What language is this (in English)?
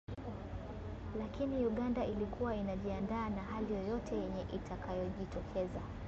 Swahili